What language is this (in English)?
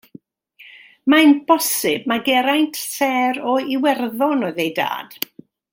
Welsh